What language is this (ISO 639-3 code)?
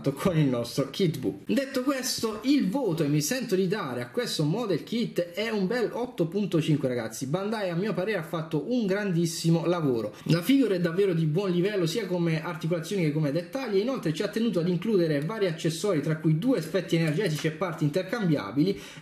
ita